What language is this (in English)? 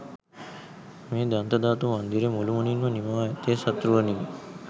Sinhala